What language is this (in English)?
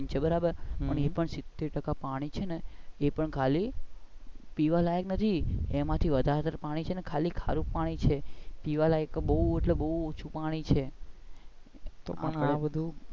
Gujarati